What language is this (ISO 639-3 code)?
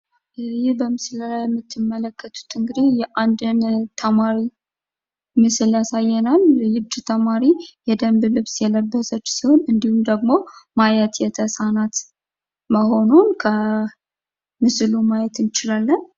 amh